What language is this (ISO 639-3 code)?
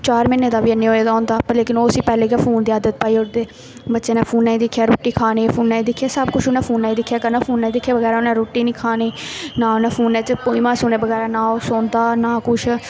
doi